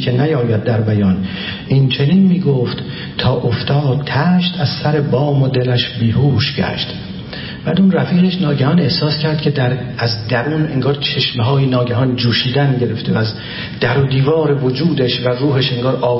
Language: Persian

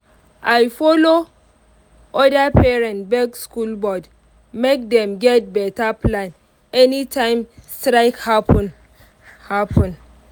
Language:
Nigerian Pidgin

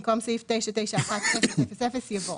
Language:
Hebrew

